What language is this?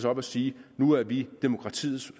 Danish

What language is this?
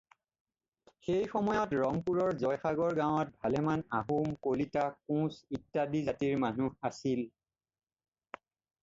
Assamese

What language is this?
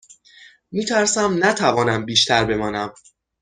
Persian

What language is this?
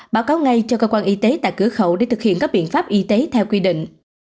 Vietnamese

